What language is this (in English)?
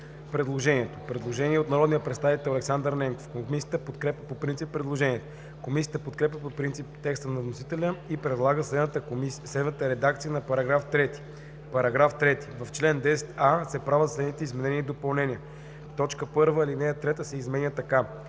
Bulgarian